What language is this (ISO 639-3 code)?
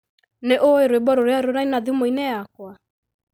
kik